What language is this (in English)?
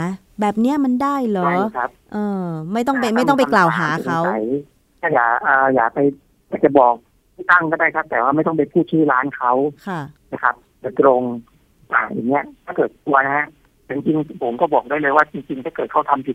Thai